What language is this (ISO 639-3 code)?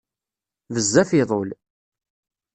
kab